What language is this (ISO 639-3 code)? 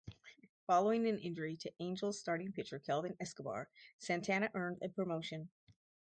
eng